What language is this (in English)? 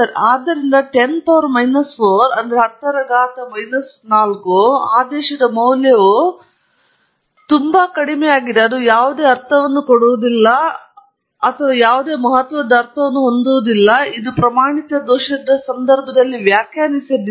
Kannada